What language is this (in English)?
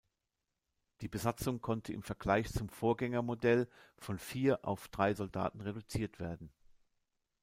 German